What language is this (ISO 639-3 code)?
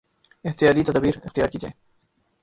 urd